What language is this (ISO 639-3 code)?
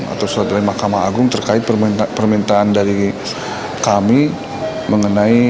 ind